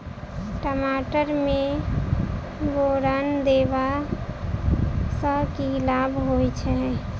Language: Maithili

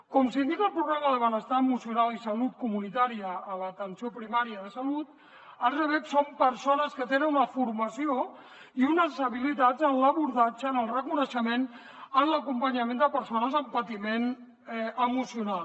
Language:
Catalan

